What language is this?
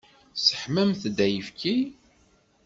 Kabyle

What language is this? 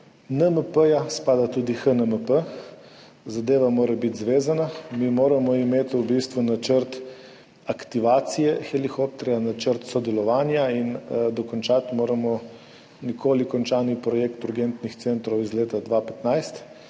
Slovenian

